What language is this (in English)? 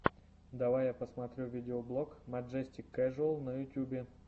Russian